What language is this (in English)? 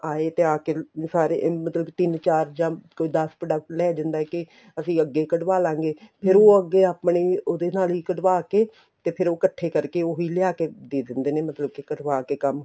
Punjabi